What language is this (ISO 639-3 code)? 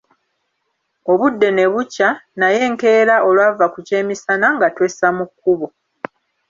lug